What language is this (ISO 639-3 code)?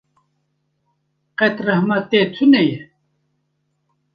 kur